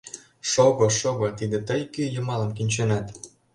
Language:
Mari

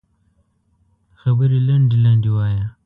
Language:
Pashto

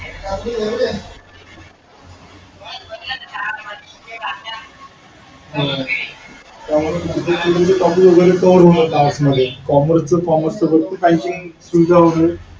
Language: Marathi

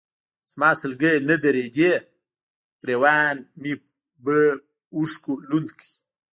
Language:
Pashto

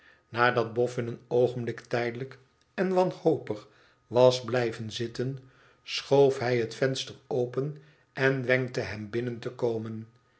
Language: Dutch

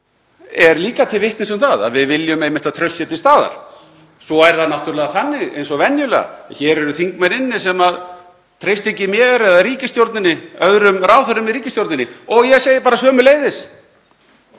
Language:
Icelandic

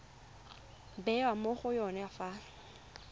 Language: Tswana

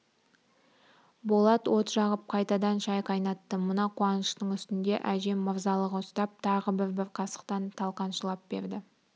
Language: Kazakh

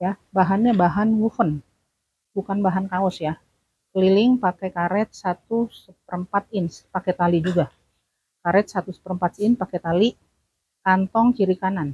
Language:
Indonesian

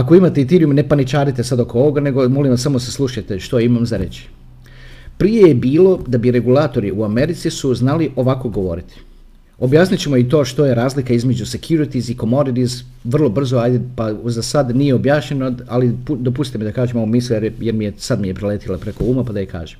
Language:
Croatian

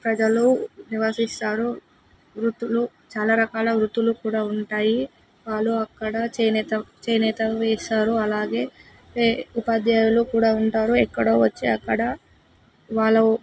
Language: Telugu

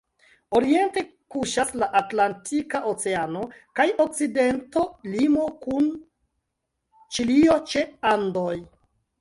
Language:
Esperanto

